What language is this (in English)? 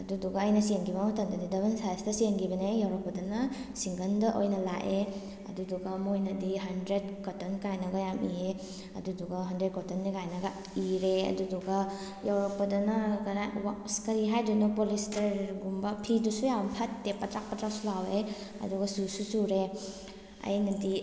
Manipuri